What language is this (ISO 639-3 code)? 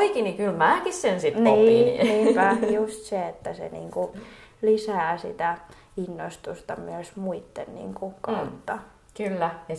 fin